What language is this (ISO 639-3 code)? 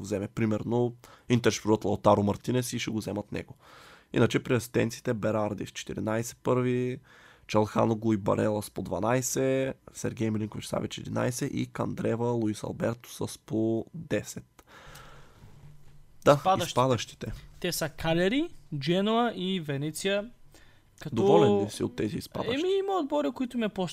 bul